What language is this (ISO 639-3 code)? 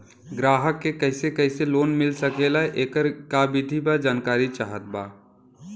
bho